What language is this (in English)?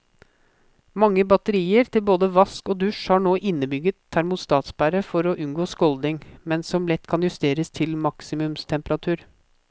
Norwegian